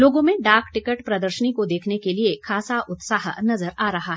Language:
Hindi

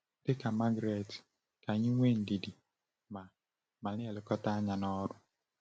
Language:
Igbo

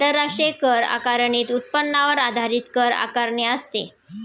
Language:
Marathi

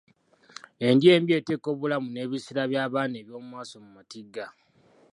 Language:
Ganda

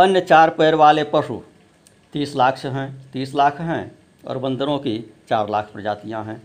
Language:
Hindi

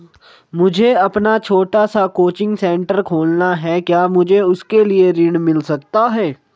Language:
Hindi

